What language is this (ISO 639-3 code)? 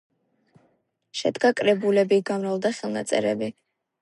kat